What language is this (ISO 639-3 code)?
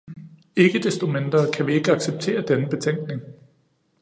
dan